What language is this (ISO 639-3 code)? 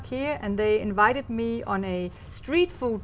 vie